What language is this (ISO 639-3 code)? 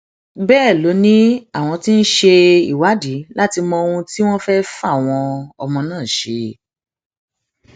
yor